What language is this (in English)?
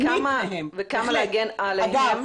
Hebrew